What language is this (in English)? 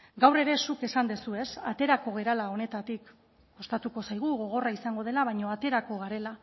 Basque